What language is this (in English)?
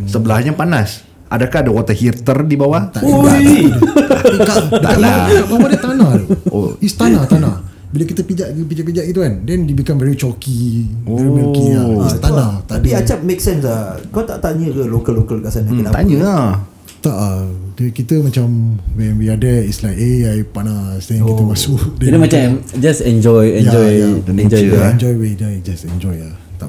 Malay